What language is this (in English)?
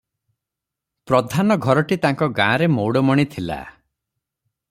Odia